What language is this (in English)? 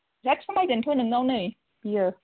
Bodo